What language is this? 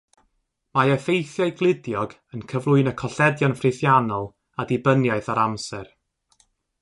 Welsh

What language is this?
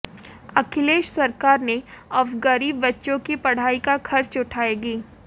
Hindi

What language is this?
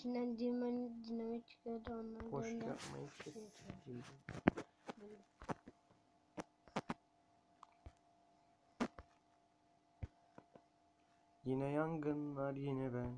Turkish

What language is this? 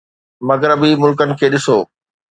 Sindhi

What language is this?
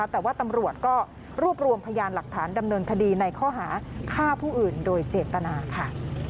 Thai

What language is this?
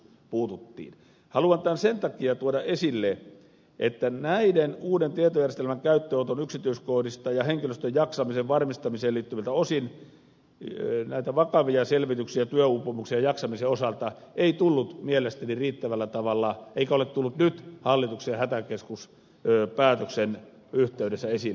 Finnish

